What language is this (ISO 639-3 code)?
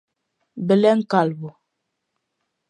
glg